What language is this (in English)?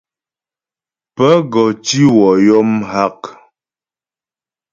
Ghomala